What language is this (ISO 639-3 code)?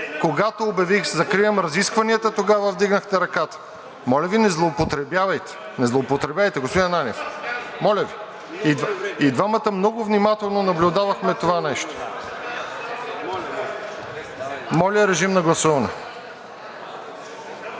bul